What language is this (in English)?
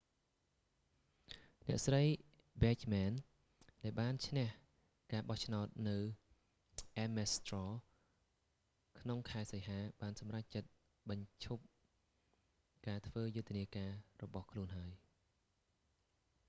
Khmer